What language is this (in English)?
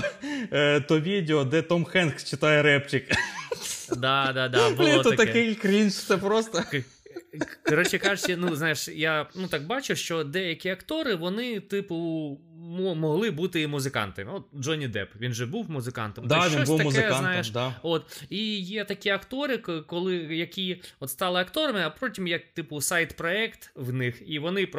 Ukrainian